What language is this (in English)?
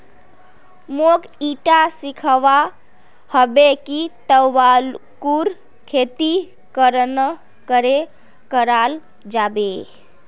Magahi